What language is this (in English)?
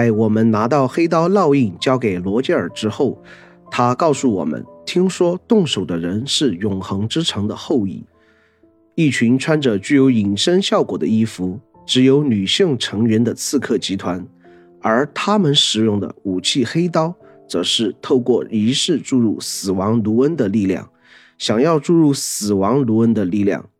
Chinese